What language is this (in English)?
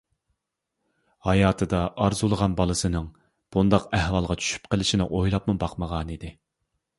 Uyghur